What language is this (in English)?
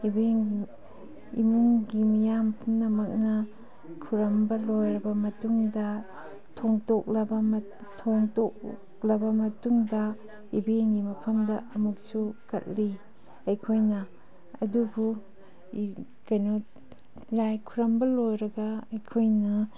Manipuri